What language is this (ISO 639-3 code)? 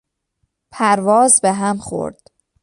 fas